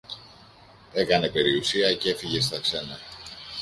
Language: Greek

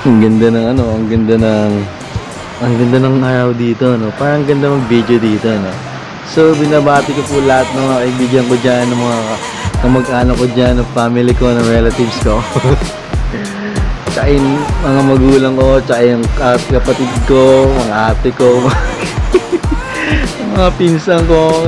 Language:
Filipino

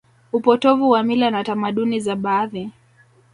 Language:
Swahili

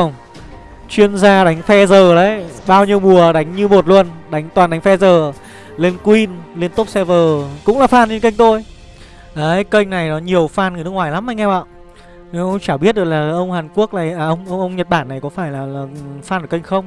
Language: Vietnamese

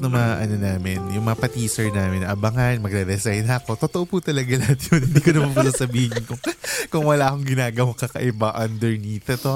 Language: Filipino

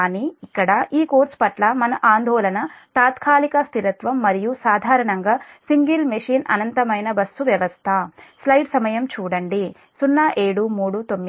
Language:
Telugu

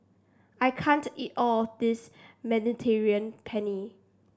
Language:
English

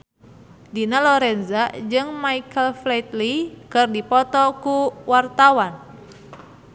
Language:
Sundanese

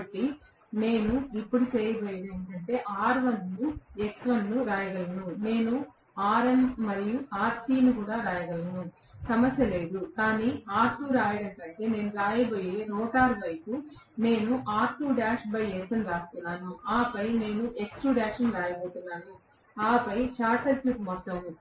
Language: Telugu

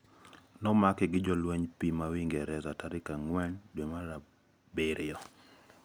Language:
Luo (Kenya and Tanzania)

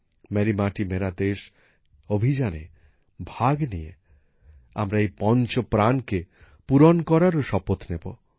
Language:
Bangla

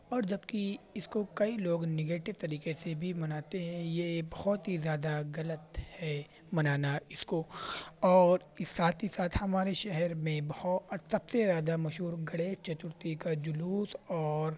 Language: Urdu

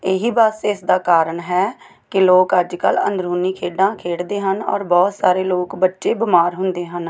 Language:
Punjabi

